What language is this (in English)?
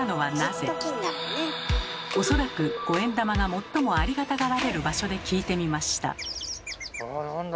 Japanese